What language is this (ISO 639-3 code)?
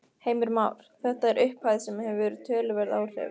isl